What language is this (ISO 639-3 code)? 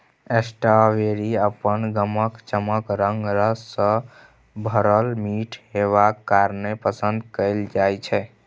mai